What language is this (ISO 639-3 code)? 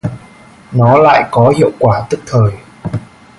vie